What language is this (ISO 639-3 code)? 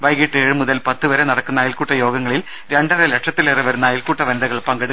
mal